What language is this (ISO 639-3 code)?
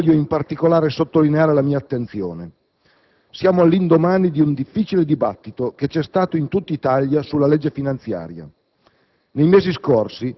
ita